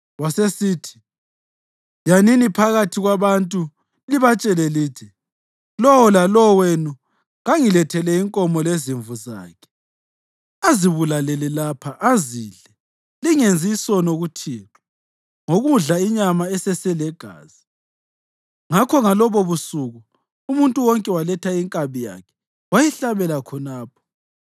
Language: North Ndebele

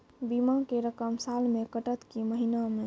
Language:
Maithili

